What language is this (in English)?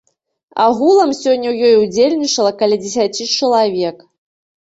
Belarusian